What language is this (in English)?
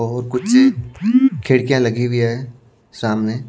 Hindi